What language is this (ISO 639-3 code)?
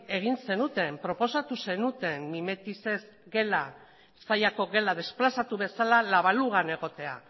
eus